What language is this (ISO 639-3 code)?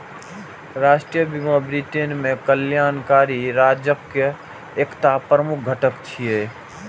mai